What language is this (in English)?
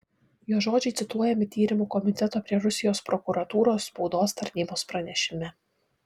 Lithuanian